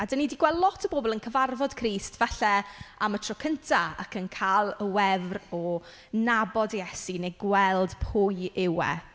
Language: Welsh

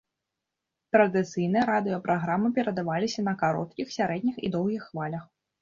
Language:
Belarusian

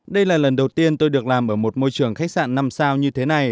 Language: Vietnamese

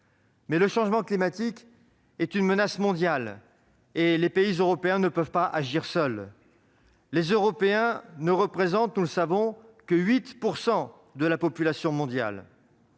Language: French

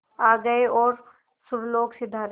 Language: Hindi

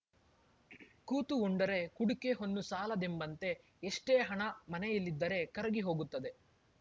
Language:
Kannada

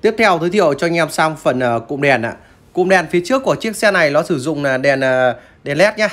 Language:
Vietnamese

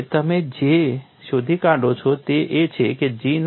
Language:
Gujarati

